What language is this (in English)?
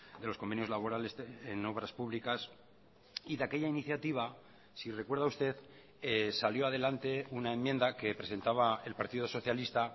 Spanish